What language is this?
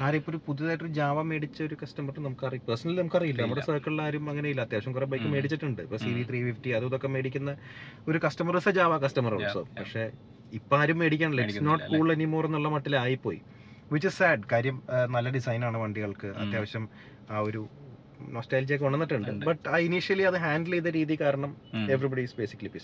Malayalam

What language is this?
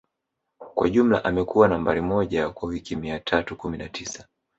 Swahili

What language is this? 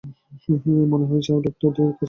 Bangla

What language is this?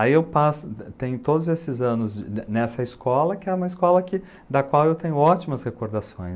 Portuguese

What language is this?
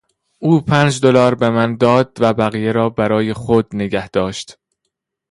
Persian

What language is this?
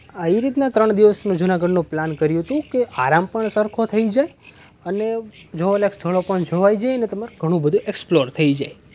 Gujarati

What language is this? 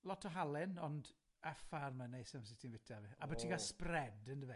Welsh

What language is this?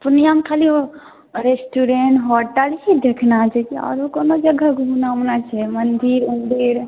Maithili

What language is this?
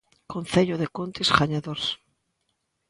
Galician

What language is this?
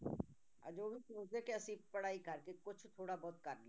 Punjabi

